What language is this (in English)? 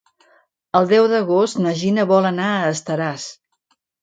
Catalan